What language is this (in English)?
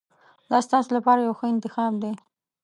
Pashto